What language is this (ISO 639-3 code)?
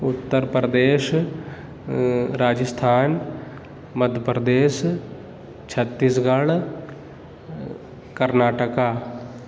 urd